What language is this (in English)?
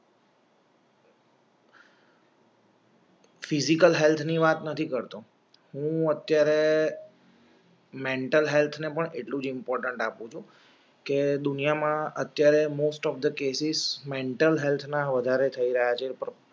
Gujarati